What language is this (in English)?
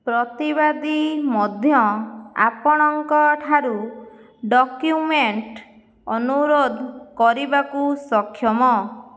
Odia